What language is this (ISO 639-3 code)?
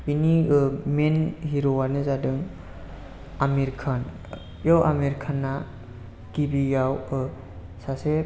brx